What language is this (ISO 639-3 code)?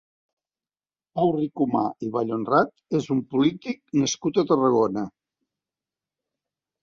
cat